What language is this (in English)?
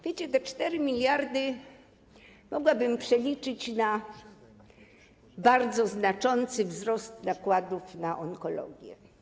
Polish